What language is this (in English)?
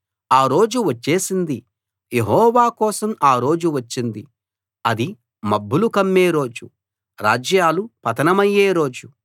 Telugu